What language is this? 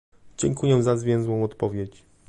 Polish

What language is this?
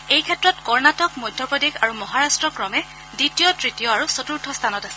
Assamese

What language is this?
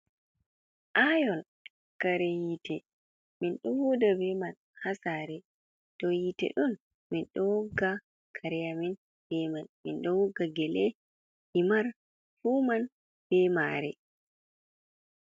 Fula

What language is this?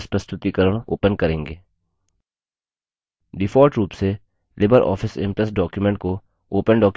Hindi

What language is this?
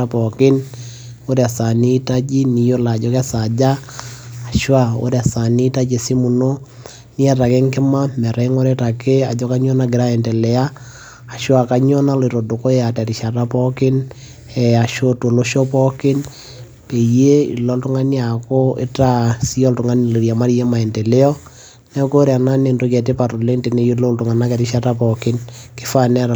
Masai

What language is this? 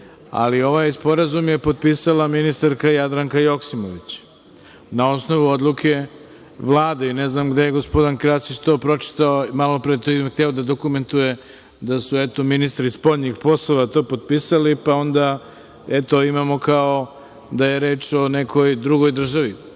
Serbian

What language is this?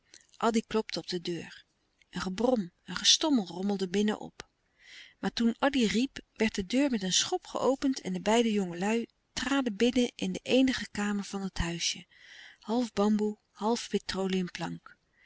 Dutch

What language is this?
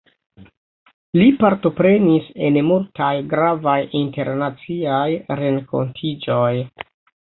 Esperanto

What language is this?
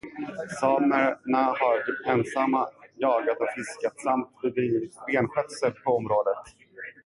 Swedish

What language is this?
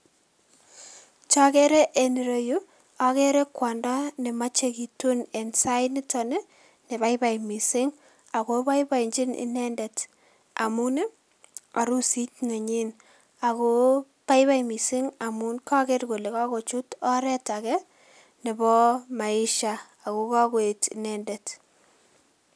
Kalenjin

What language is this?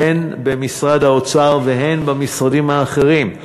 Hebrew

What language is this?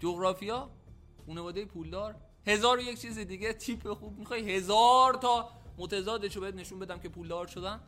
Persian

